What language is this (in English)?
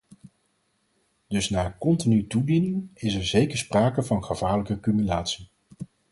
Dutch